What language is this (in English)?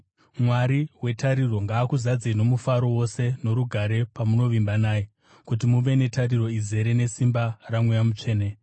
Shona